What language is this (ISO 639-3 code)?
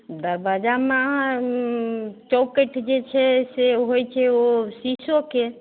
mai